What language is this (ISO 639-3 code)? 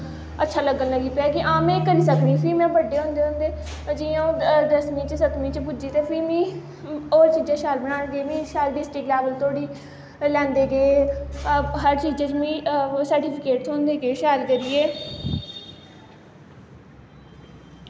doi